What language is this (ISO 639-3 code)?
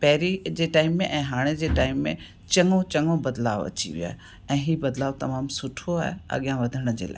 snd